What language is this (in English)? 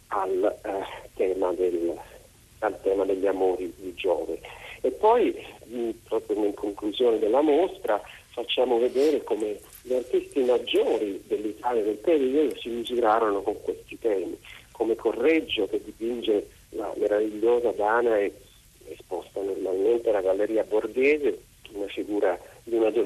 Italian